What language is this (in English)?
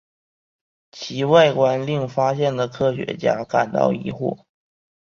Chinese